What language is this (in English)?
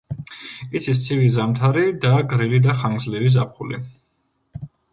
Georgian